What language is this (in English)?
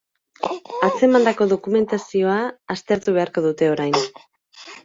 Basque